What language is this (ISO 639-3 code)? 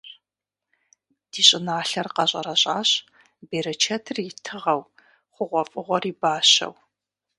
kbd